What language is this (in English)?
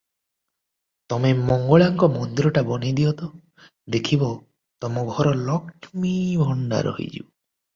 Odia